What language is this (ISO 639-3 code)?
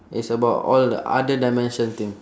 eng